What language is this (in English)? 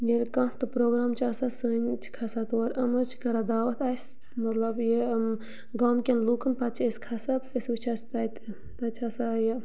Kashmiri